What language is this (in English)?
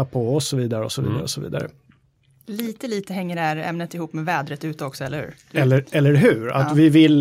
Swedish